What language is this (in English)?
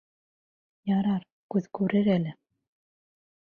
Bashkir